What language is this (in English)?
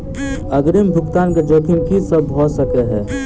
Maithili